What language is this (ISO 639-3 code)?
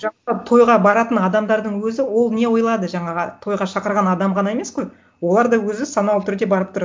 kaz